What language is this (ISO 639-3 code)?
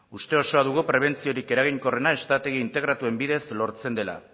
eus